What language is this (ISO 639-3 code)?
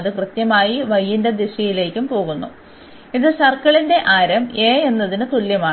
mal